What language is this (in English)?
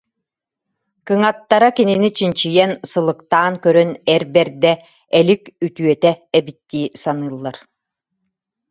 Yakut